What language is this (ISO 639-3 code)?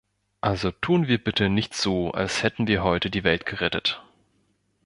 deu